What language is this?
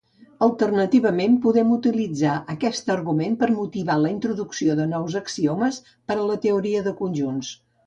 Catalan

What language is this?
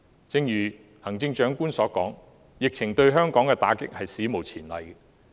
Cantonese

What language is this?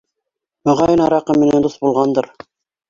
Bashkir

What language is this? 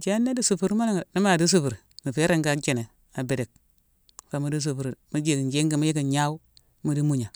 Mansoanka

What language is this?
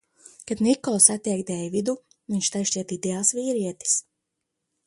Latvian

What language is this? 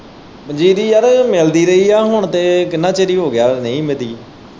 Punjabi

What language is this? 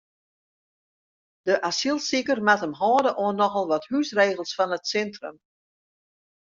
Western Frisian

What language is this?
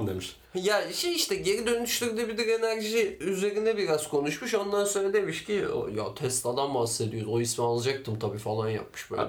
Turkish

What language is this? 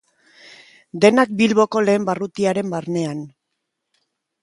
Basque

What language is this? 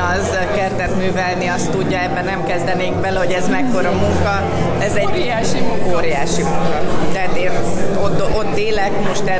Hungarian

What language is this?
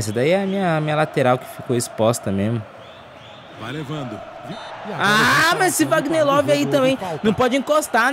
Portuguese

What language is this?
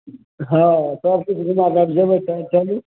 Maithili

